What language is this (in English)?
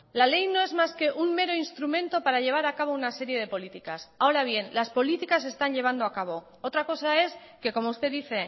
Spanish